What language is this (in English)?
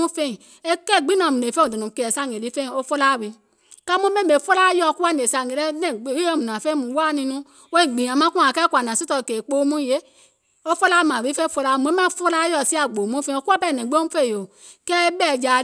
Gola